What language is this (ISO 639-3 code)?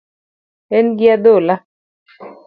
luo